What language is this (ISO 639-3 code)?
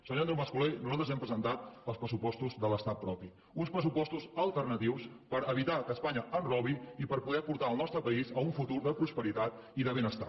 cat